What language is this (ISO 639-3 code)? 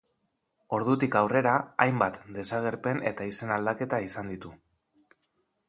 eus